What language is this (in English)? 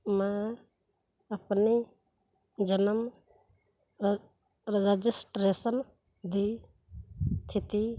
Punjabi